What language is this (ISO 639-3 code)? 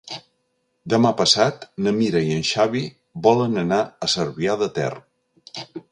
cat